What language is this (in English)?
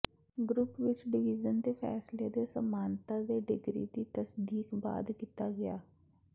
Punjabi